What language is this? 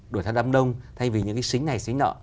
Vietnamese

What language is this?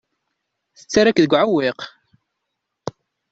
Kabyle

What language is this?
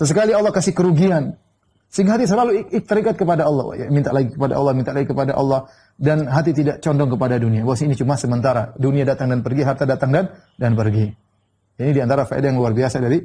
Indonesian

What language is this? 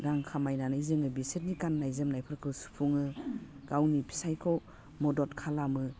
Bodo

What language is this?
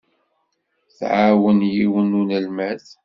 Kabyle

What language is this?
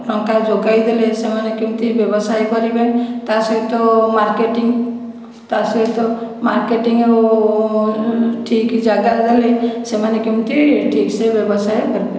Odia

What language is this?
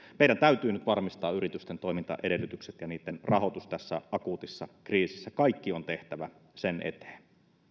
Finnish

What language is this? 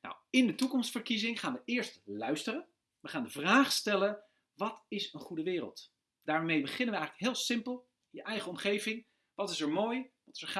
Dutch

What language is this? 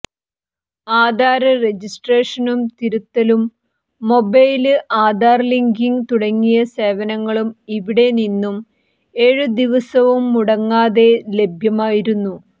Malayalam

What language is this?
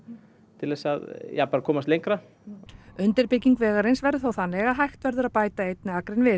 Icelandic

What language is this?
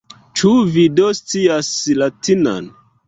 Esperanto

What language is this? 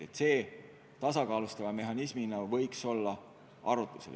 Estonian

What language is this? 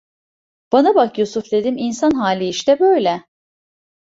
Turkish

